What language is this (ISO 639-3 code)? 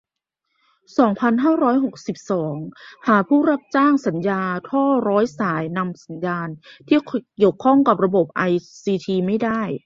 tha